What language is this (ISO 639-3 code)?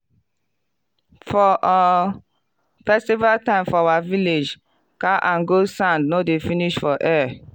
pcm